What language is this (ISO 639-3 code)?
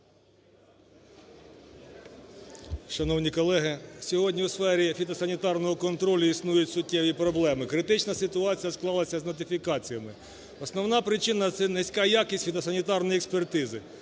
ukr